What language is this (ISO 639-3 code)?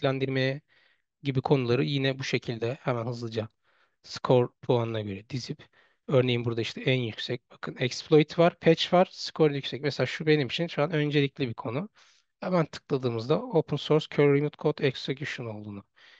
tur